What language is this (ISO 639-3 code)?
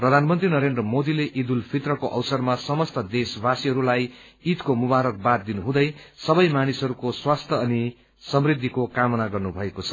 nep